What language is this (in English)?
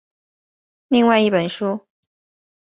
Chinese